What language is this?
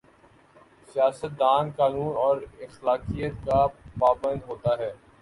Urdu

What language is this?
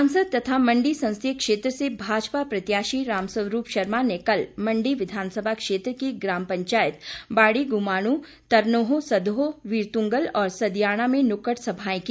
Hindi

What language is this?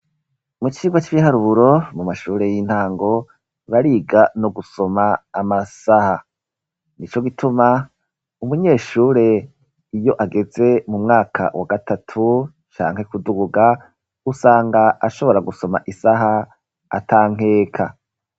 Rundi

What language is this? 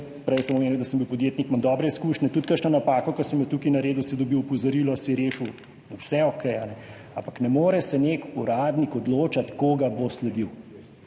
Slovenian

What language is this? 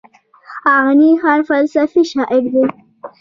Pashto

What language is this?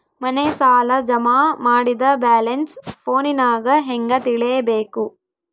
Kannada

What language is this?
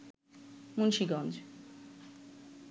Bangla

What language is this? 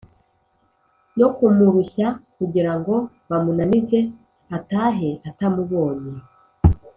Kinyarwanda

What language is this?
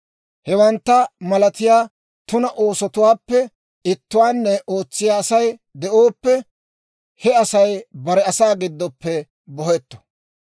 Dawro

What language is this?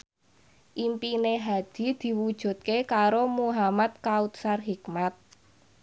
Javanese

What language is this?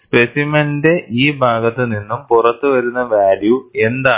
Malayalam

